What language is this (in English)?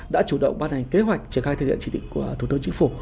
Vietnamese